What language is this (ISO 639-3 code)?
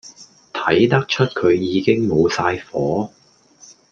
yue